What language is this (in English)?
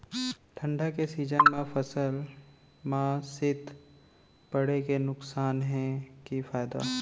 Chhattisgarhi